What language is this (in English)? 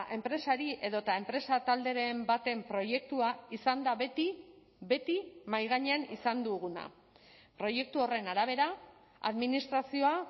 Basque